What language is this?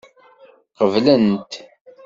Kabyle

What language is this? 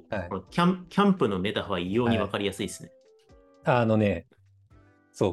Japanese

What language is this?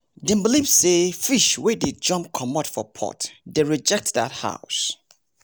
Nigerian Pidgin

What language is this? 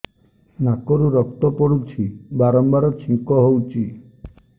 Odia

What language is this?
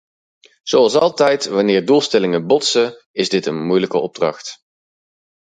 Dutch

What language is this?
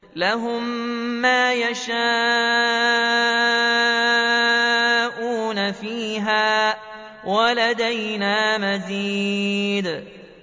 Arabic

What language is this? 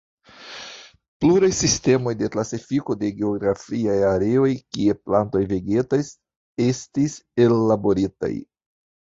Esperanto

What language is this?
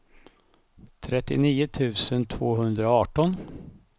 Swedish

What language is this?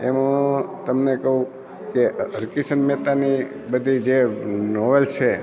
Gujarati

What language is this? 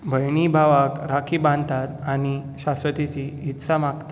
Konkani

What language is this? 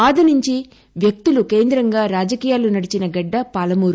Telugu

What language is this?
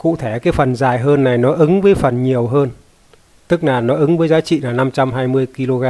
Vietnamese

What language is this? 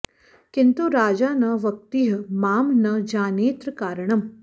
Sanskrit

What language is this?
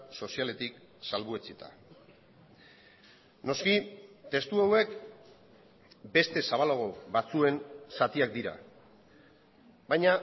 Basque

